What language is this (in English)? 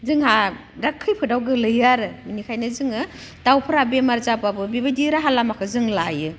Bodo